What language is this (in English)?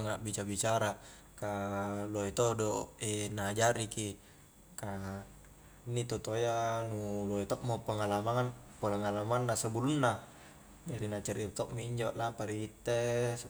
Highland Konjo